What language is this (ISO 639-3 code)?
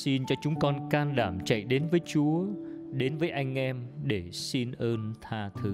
vie